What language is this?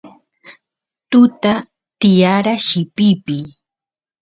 Santiago del Estero Quichua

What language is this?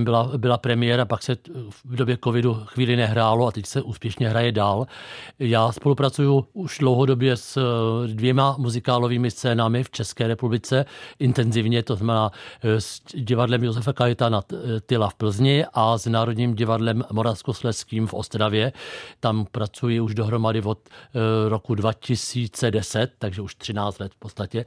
Czech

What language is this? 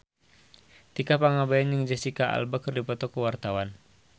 Sundanese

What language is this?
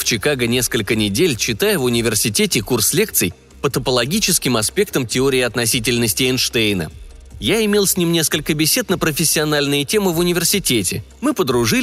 Russian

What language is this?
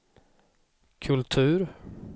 Swedish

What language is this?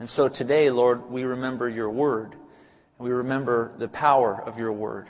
English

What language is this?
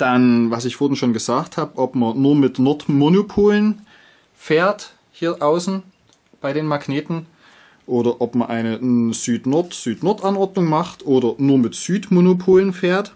German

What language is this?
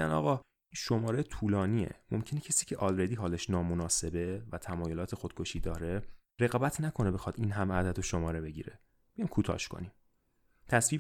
Persian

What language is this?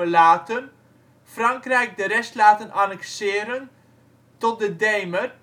Dutch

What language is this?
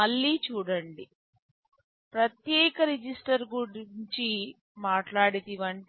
Telugu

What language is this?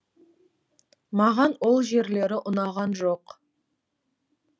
Kazakh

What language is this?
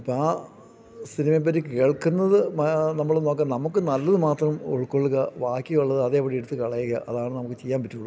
Malayalam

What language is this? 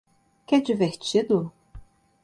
Portuguese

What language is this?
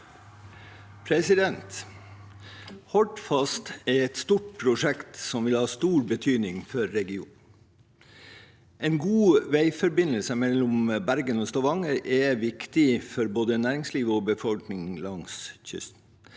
Norwegian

